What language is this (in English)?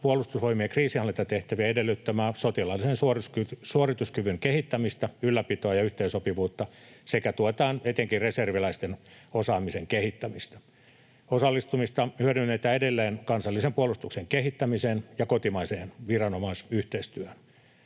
Finnish